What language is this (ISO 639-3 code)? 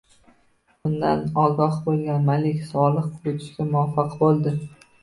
uzb